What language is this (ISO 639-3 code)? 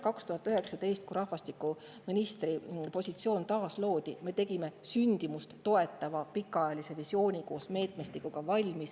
est